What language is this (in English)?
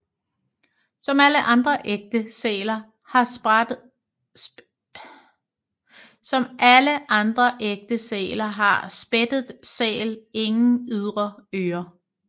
Danish